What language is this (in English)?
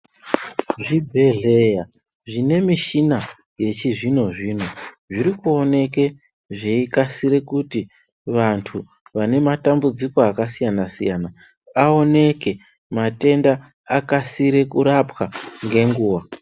Ndau